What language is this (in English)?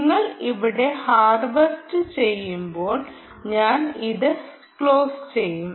Malayalam